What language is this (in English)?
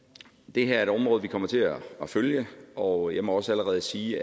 Danish